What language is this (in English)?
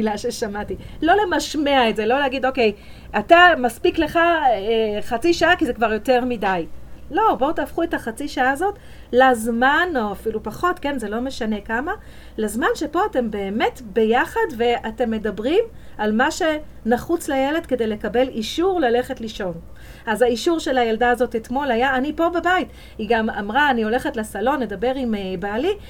Hebrew